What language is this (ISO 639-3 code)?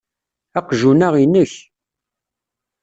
kab